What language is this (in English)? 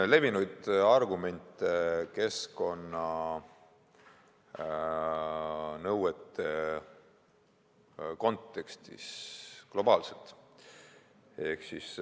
Estonian